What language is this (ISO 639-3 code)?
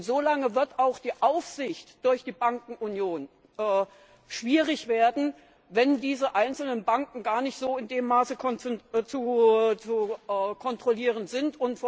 deu